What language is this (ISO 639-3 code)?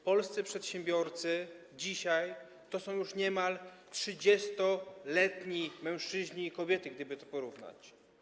pol